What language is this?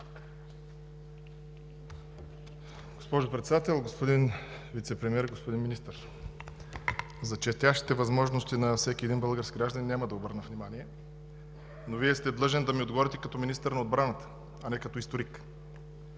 Bulgarian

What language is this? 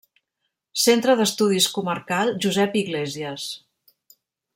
Catalan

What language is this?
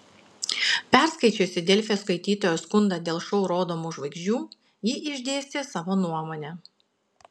Lithuanian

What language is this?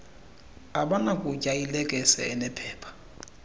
Xhosa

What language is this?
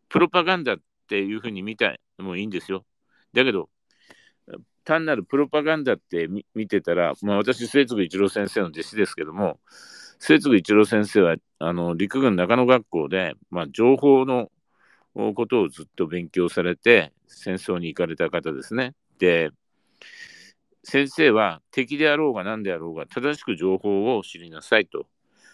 Japanese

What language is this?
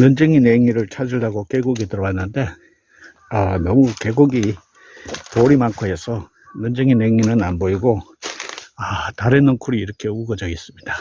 Korean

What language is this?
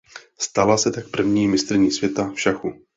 Czech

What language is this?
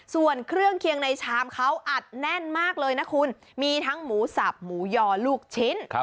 Thai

